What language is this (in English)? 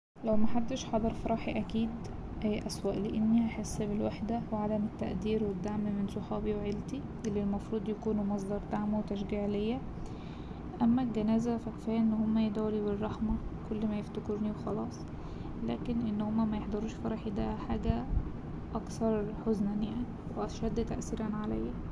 Egyptian Arabic